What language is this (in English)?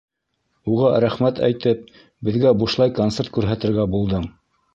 Bashkir